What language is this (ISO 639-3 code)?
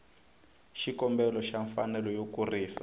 tso